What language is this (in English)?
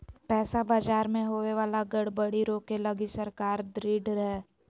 Magahi